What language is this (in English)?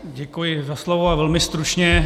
Czech